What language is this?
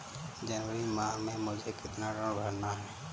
Hindi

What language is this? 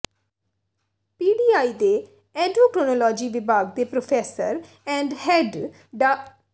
Punjabi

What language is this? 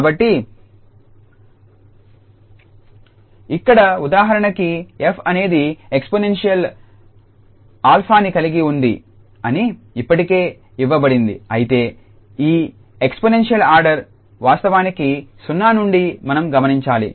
Telugu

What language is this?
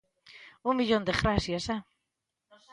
Galician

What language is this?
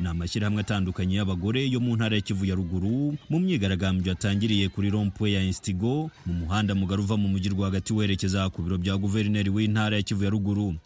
Swahili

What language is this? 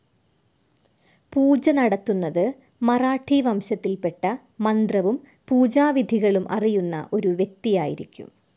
Malayalam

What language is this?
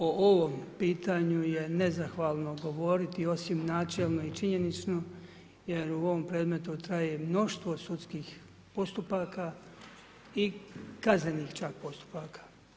Croatian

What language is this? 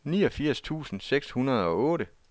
Danish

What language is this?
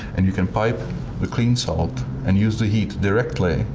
English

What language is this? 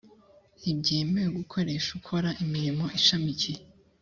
Kinyarwanda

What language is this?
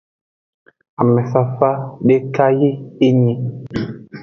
Aja (Benin)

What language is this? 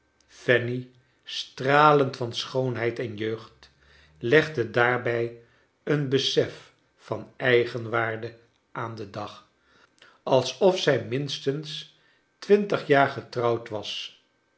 Dutch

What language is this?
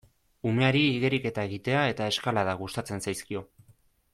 Basque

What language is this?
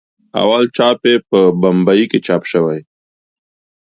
Pashto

